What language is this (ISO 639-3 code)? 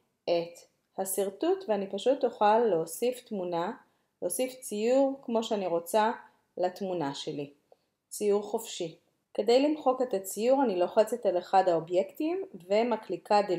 heb